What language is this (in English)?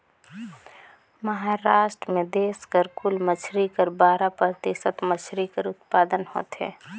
Chhattisgarhi